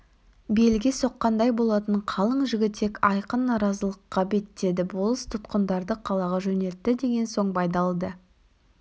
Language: Kazakh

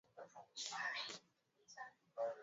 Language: Swahili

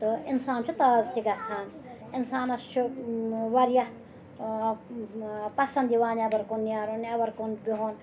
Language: Kashmiri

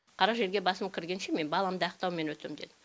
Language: Kazakh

